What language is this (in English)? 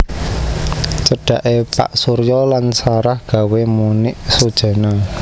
Javanese